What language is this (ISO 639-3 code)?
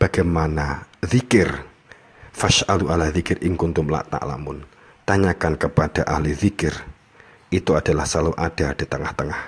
ind